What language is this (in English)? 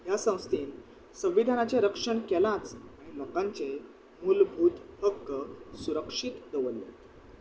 Konkani